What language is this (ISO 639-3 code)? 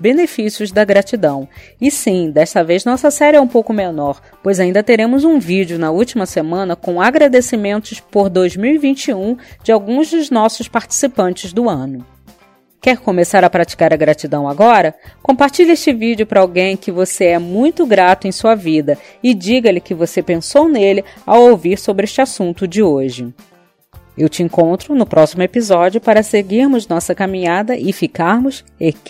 por